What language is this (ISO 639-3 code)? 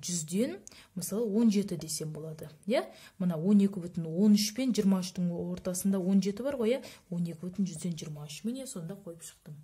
rus